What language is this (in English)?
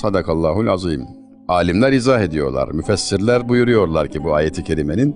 Turkish